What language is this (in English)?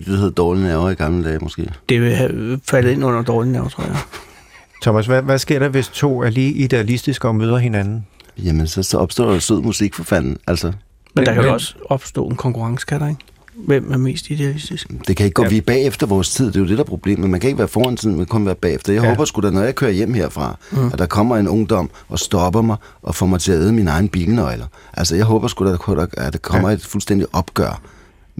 Danish